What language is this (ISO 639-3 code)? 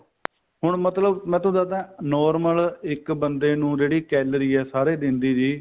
pan